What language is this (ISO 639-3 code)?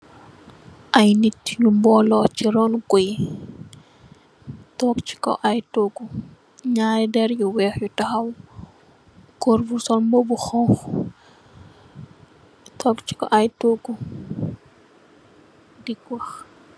wol